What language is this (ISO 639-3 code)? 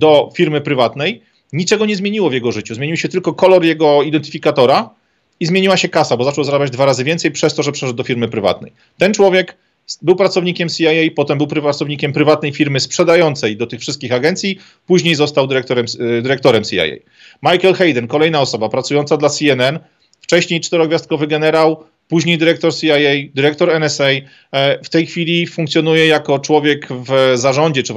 pol